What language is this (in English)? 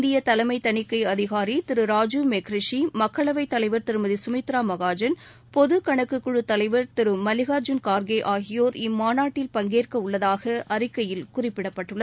Tamil